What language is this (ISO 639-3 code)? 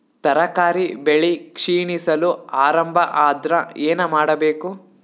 kan